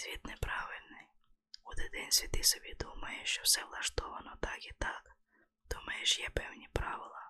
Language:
Ukrainian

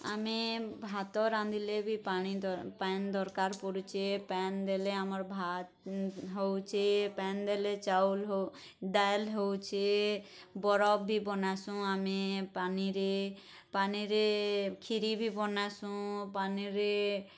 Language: Odia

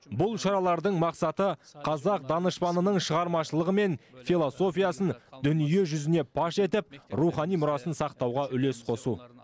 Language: Kazakh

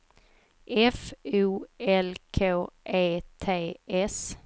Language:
Swedish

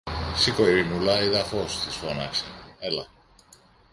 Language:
Greek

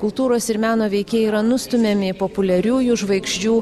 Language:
Lithuanian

